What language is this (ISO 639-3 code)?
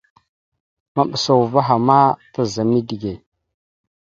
mxu